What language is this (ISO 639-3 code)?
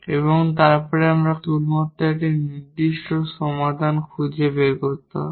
ben